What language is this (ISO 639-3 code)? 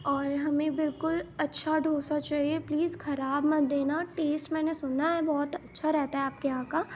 urd